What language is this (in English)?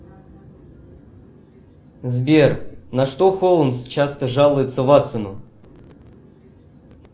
Russian